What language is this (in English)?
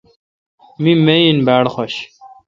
Kalkoti